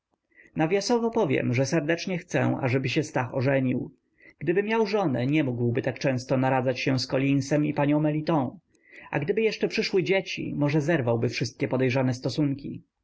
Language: Polish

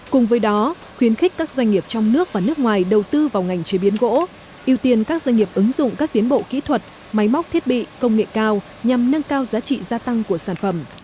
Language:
Vietnamese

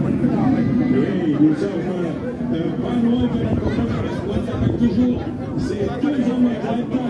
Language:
French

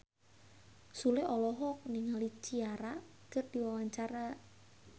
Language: Sundanese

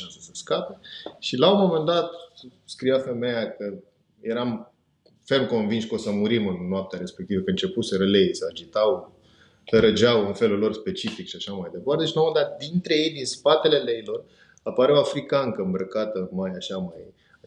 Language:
Romanian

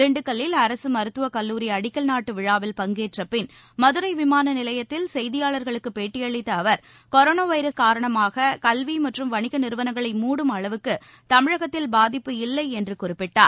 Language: Tamil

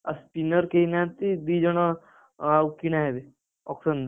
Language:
Odia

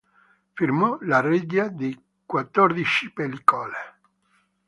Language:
Italian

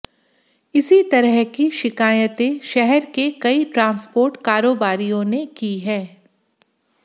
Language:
Hindi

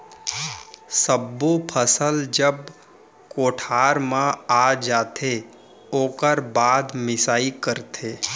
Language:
Chhattisgarhi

